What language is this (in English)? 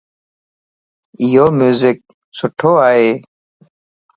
Lasi